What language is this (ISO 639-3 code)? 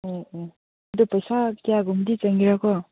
mni